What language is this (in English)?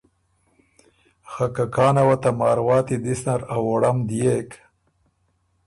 Ormuri